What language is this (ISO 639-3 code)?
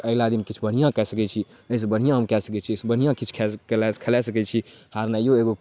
mai